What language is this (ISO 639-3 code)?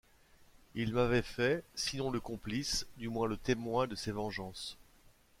fra